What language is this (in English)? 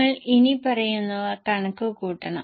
Malayalam